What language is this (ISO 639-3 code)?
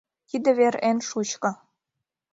chm